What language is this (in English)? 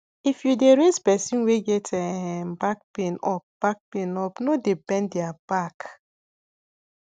Nigerian Pidgin